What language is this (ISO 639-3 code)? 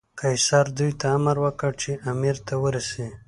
pus